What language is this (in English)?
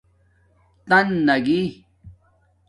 Domaaki